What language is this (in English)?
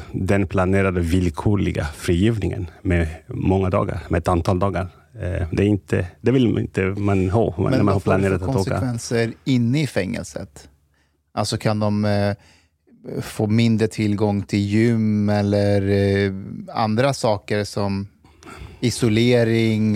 Swedish